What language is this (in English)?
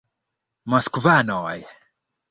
Esperanto